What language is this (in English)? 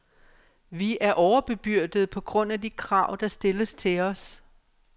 Danish